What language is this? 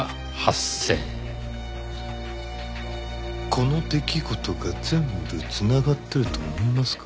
Japanese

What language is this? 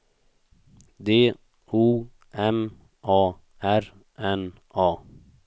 Swedish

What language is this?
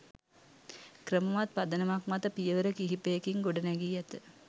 Sinhala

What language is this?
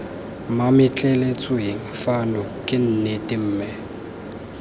Tswana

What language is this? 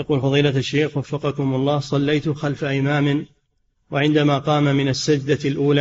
Arabic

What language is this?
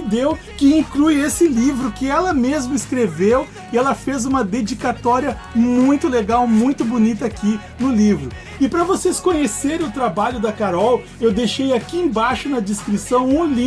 Portuguese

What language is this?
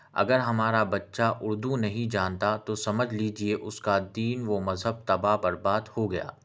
Urdu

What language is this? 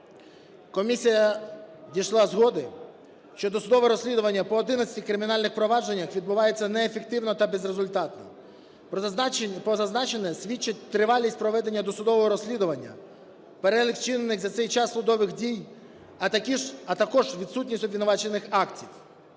Ukrainian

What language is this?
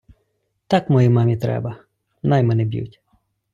Ukrainian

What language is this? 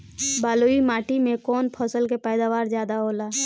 Bhojpuri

